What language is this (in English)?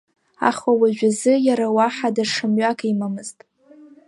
Abkhazian